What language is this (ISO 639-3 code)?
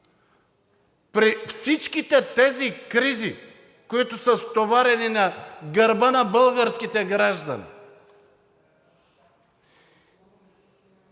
bul